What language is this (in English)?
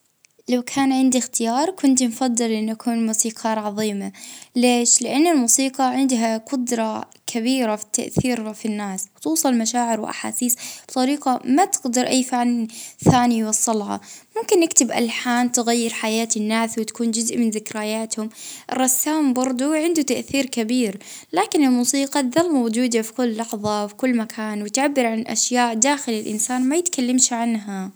Libyan Arabic